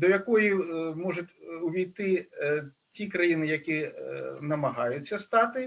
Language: Ukrainian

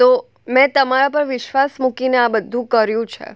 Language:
Gujarati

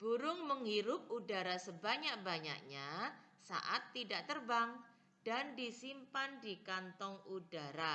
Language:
Indonesian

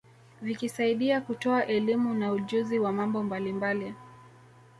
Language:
Swahili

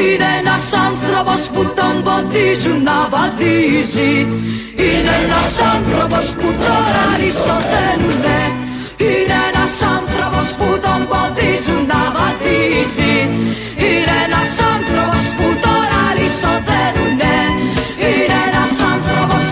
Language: Greek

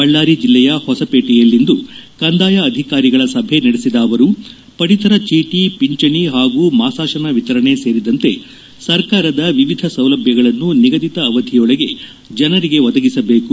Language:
Kannada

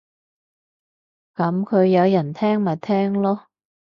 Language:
Cantonese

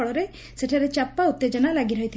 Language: Odia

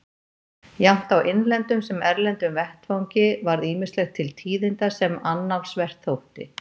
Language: Icelandic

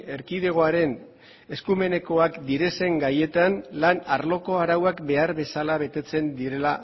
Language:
Basque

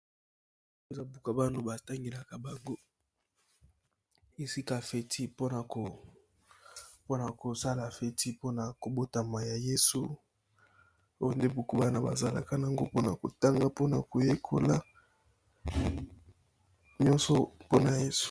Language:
Lingala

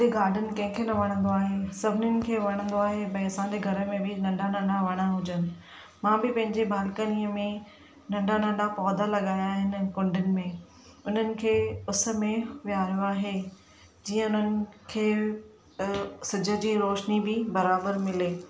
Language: Sindhi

